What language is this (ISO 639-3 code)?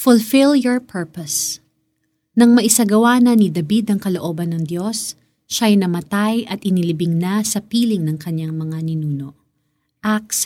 fil